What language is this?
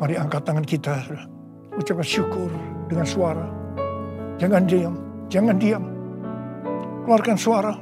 Indonesian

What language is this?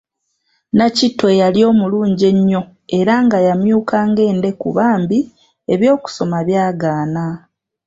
Ganda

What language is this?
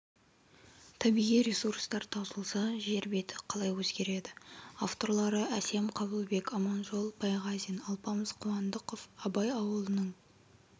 Kazakh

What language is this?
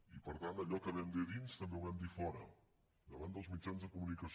Catalan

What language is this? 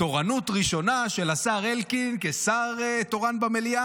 Hebrew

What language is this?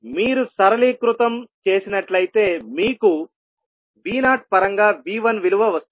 Telugu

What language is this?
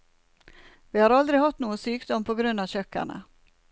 Norwegian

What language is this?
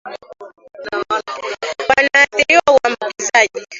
Swahili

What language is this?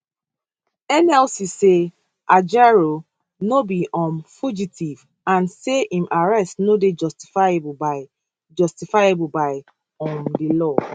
Nigerian Pidgin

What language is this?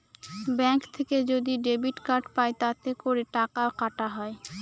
Bangla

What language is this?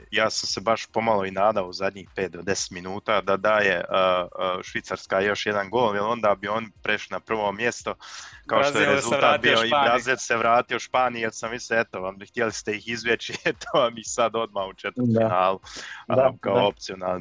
Croatian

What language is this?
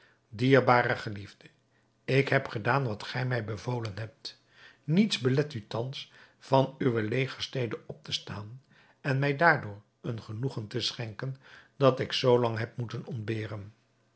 Dutch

